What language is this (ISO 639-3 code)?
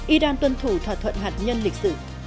vie